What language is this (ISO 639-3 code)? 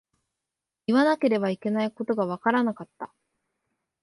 jpn